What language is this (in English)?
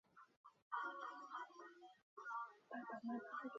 Chinese